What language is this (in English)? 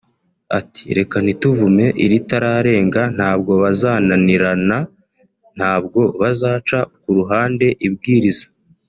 Kinyarwanda